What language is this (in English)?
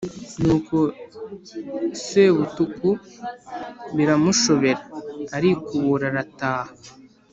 Kinyarwanda